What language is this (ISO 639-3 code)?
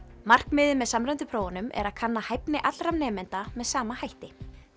isl